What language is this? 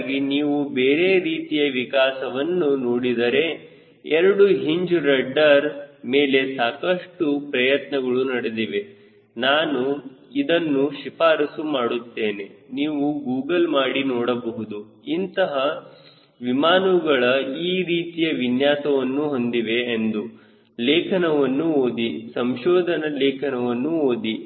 Kannada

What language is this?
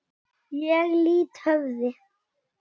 Icelandic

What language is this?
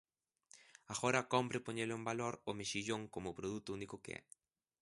Galician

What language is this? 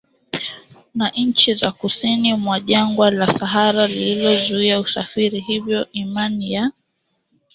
Swahili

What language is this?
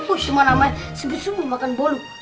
Indonesian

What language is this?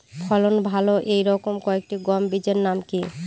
Bangla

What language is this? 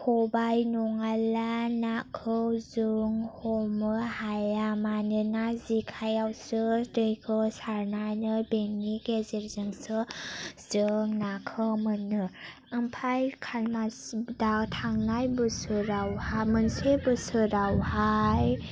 Bodo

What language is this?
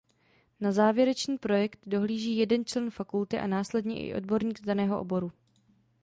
Czech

